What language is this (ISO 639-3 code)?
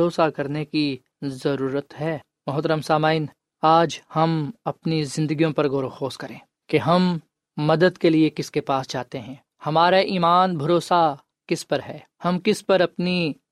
urd